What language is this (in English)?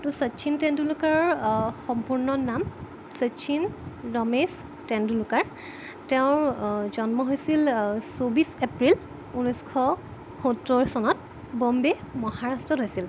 Assamese